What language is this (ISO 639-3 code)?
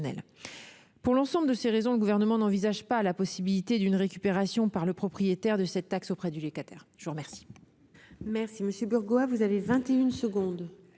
fra